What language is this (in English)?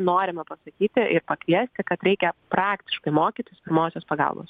Lithuanian